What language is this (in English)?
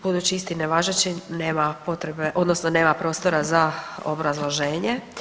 Croatian